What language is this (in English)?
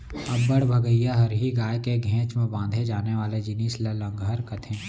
Chhattisgarhi